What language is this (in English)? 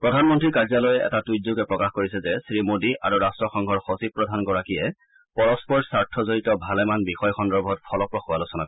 Assamese